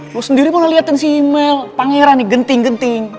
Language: Indonesian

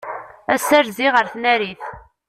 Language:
Kabyle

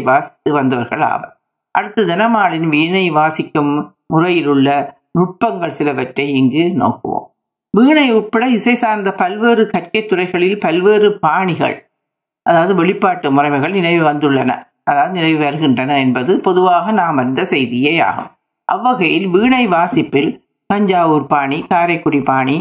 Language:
Tamil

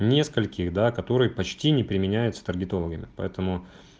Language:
Russian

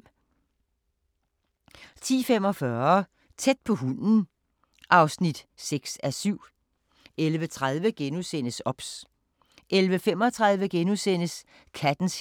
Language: Danish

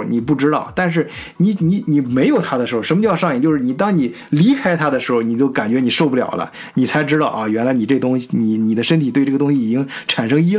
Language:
Chinese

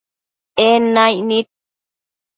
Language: Matsés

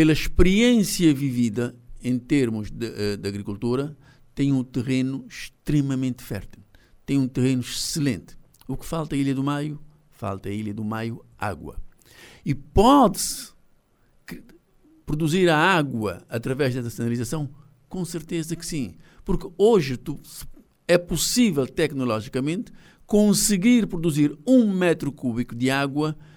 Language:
Portuguese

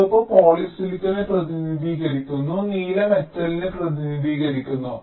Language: Malayalam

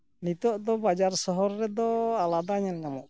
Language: Santali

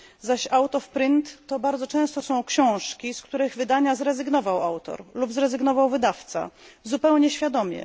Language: Polish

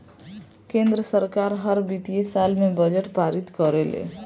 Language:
Bhojpuri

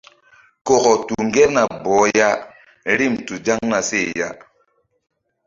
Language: Mbum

